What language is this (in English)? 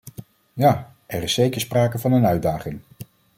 Dutch